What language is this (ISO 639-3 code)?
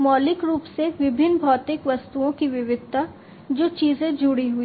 hin